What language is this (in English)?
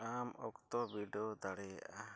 Santali